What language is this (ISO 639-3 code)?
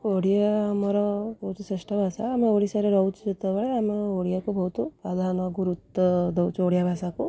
ori